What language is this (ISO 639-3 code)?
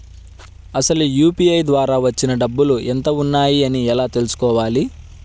tel